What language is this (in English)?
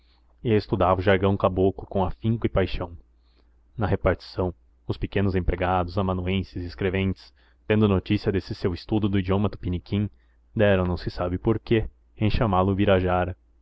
Portuguese